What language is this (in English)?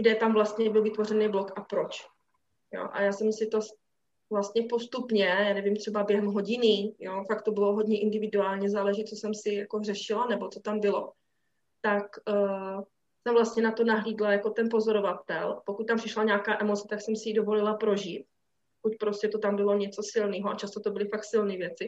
Czech